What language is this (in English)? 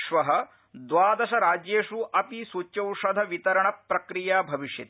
Sanskrit